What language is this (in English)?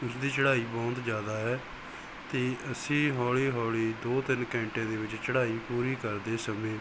Punjabi